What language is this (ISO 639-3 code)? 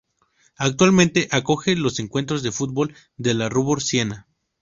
spa